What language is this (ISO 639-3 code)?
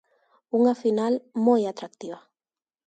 glg